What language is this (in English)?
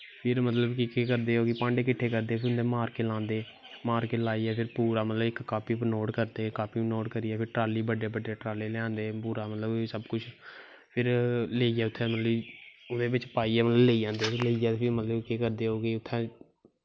Dogri